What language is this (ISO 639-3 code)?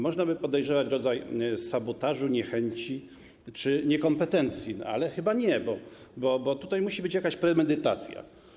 pol